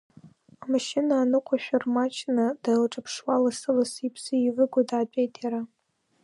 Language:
Abkhazian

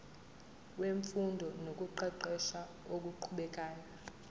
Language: Zulu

